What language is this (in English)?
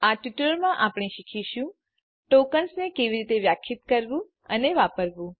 Gujarati